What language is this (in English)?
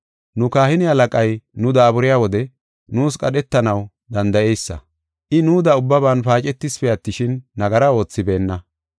Gofa